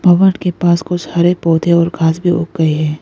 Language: Hindi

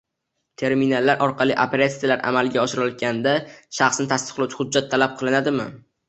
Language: Uzbek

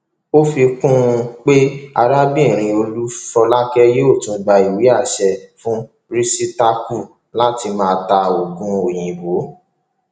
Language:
Yoruba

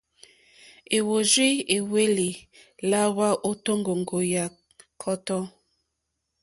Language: Mokpwe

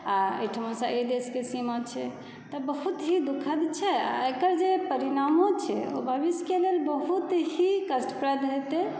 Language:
Maithili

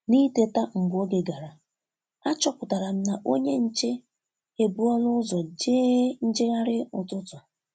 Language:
Igbo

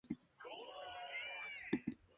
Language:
Japanese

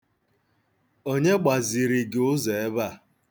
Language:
Igbo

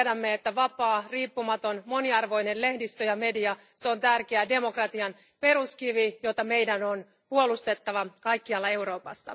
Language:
Finnish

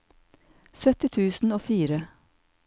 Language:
Norwegian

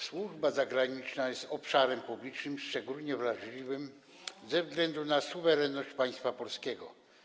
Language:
Polish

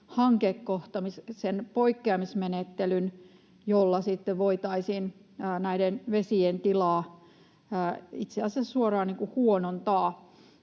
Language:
Finnish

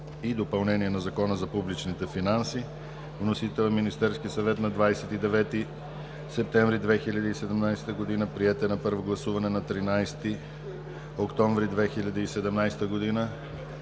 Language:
Bulgarian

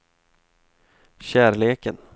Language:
Swedish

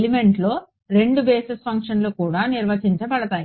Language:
Telugu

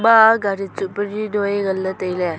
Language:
Wancho Naga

